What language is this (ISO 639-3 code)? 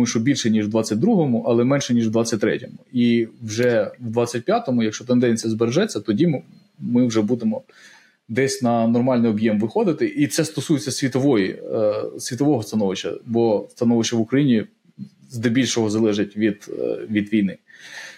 ukr